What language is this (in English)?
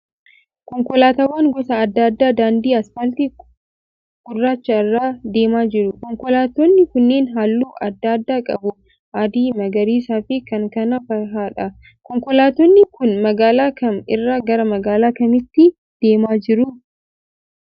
Oromo